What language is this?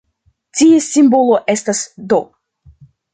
Esperanto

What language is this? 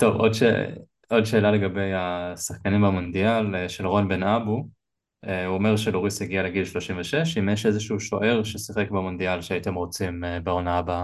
Hebrew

